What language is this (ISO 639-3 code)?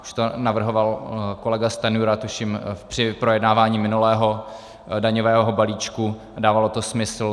ces